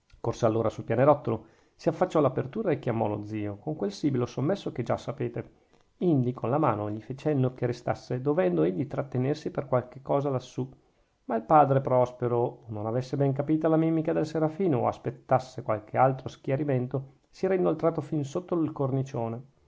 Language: Italian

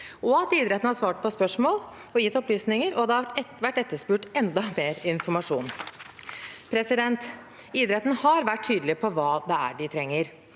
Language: Norwegian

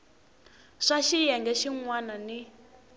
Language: Tsonga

